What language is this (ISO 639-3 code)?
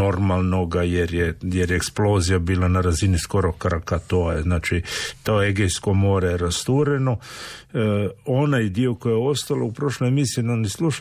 hrv